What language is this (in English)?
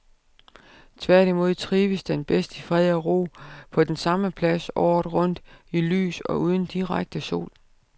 Danish